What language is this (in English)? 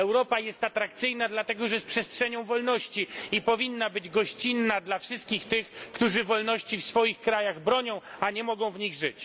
Polish